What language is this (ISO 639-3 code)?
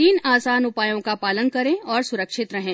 hin